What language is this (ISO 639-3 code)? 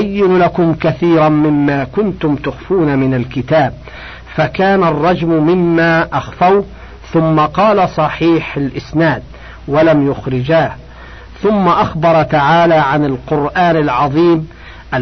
ara